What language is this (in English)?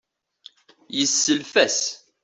Kabyle